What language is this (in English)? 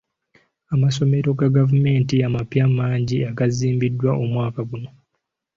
Ganda